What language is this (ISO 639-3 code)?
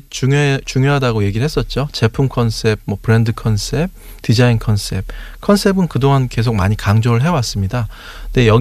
kor